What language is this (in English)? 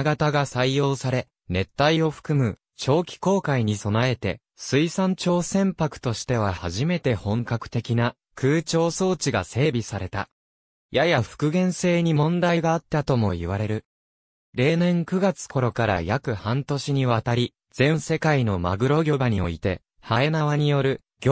Japanese